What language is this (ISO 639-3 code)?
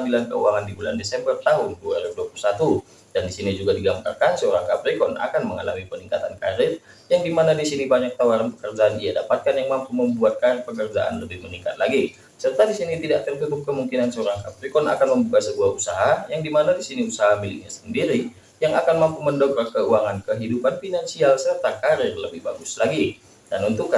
ind